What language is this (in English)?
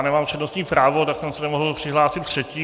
Czech